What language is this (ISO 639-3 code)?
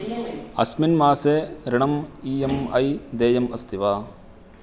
san